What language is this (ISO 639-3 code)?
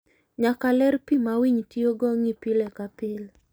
luo